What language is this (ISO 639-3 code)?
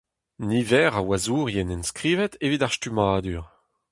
bre